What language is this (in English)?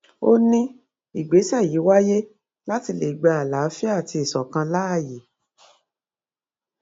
Yoruba